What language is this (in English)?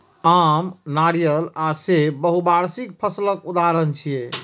Maithili